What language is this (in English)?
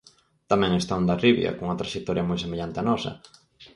Galician